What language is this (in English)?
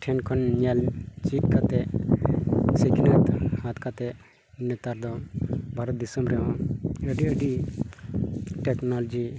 Santali